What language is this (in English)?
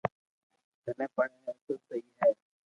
Loarki